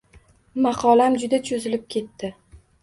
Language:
Uzbek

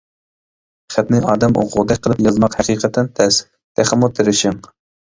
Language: Uyghur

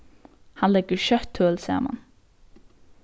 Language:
Faroese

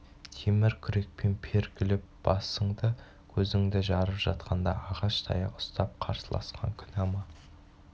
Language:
Kazakh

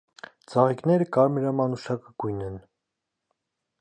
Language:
Armenian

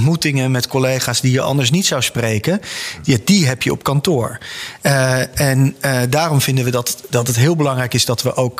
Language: Dutch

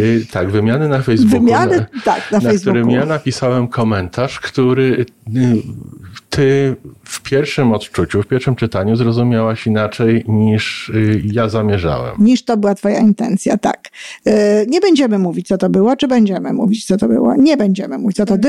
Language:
Polish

